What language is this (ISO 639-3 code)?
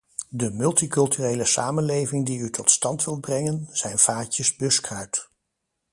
nld